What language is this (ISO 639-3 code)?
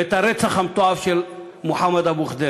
heb